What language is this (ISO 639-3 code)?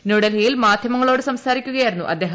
mal